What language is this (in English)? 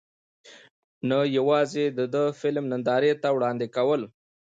Pashto